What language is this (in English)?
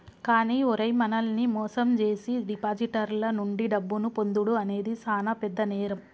Telugu